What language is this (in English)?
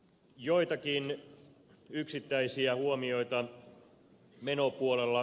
Finnish